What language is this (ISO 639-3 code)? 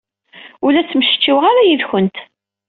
kab